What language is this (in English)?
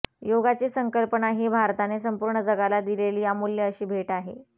Marathi